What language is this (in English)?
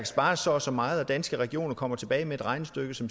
Danish